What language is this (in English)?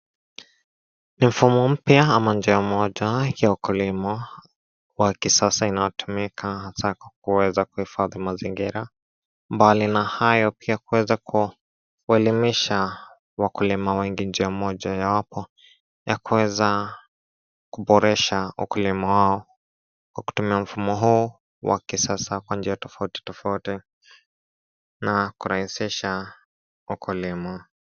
Swahili